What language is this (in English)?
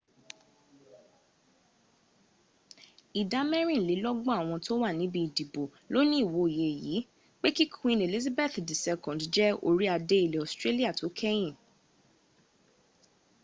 Yoruba